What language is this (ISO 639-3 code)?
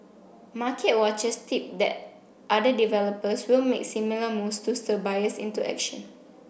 eng